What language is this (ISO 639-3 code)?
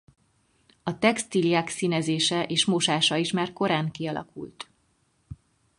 hun